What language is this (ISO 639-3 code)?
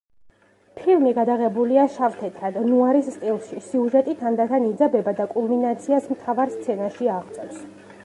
kat